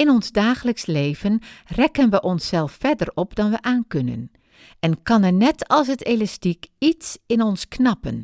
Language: Dutch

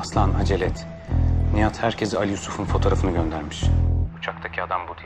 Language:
Turkish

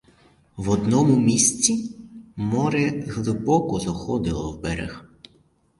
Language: Ukrainian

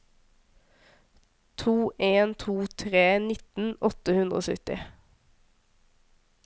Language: Norwegian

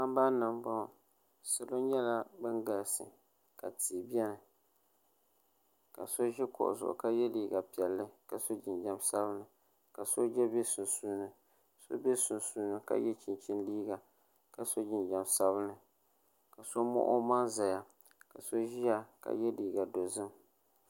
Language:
Dagbani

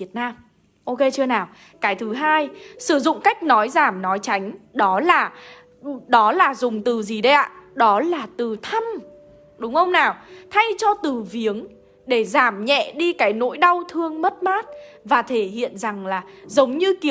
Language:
Vietnamese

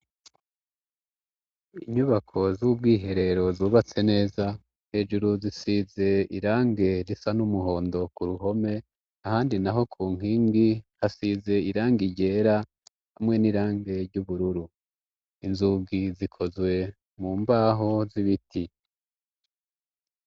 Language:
Rundi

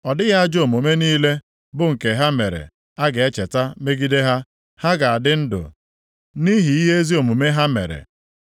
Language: Igbo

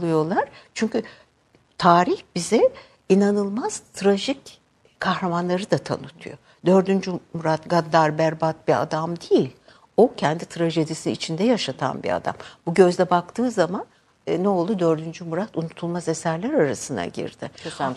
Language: Turkish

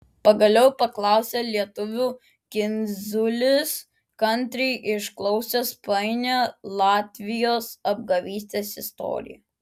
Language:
Lithuanian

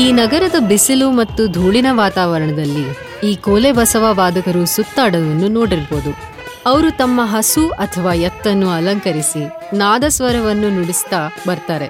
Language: Kannada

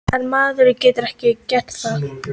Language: Icelandic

